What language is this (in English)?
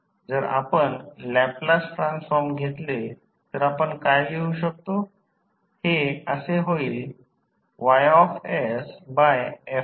Marathi